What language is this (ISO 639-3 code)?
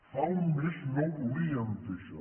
cat